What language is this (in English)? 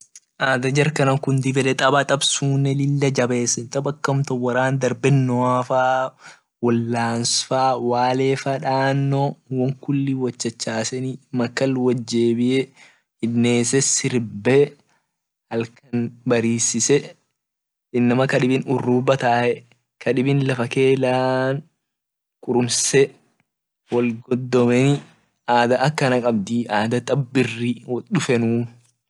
Orma